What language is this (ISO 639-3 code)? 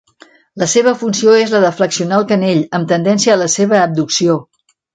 cat